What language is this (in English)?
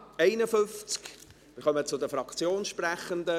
Swiss German